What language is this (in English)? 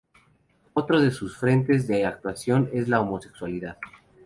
Spanish